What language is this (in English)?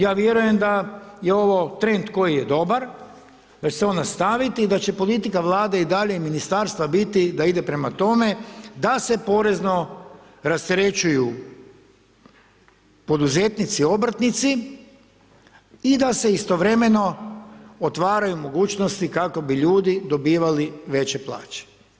Croatian